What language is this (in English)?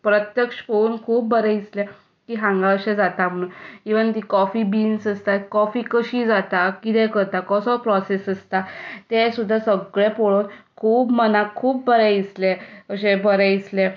Konkani